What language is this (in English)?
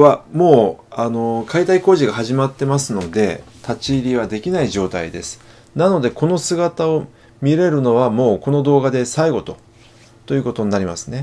Japanese